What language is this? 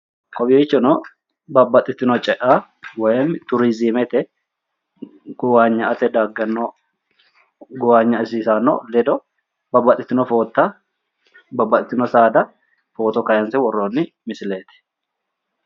Sidamo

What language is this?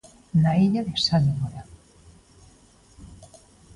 Galician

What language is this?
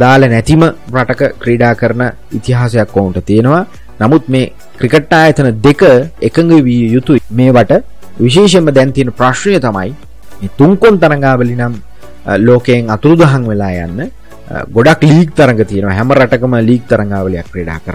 Indonesian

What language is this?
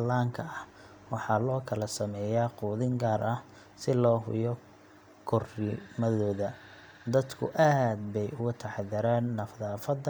Somali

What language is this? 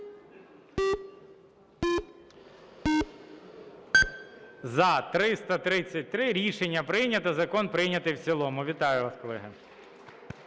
Ukrainian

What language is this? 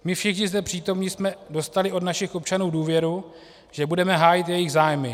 Czech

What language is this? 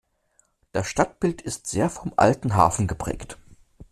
German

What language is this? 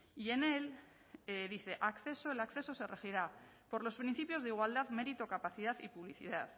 Spanish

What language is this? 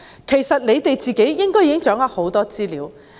Cantonese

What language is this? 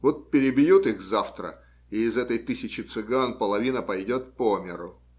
Russian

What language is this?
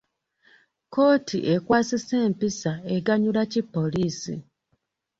Ganda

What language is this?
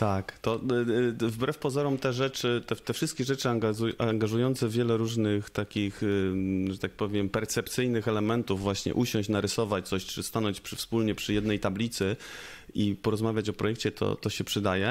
Polish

